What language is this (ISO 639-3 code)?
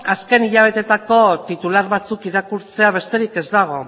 eus